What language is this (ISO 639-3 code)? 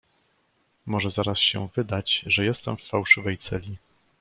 pol